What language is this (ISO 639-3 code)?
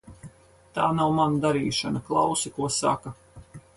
lav